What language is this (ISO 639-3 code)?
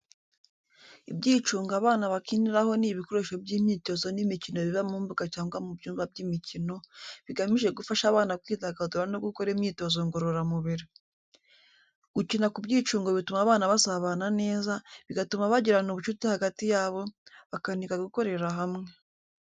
kin